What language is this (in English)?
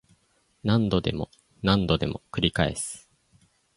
Japanese